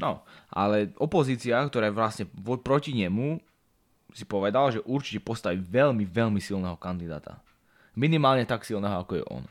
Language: Slovak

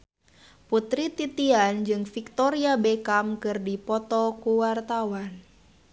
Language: Sundanese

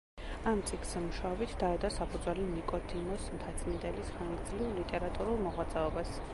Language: Georgian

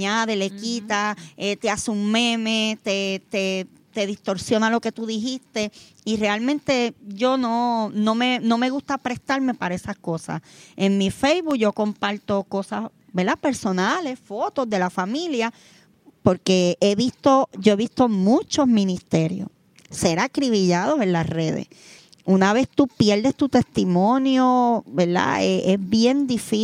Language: Spanish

